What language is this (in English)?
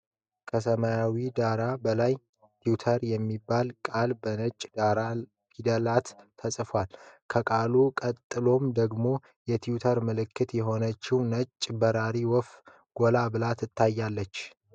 Amharic